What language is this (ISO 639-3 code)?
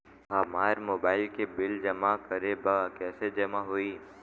bho